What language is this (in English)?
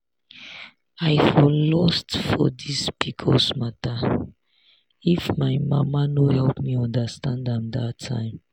Nigerian Pidgin